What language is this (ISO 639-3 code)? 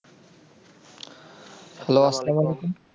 ben